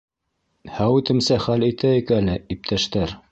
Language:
Bashkir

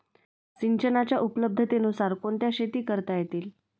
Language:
Marathi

